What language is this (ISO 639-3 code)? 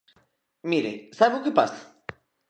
glg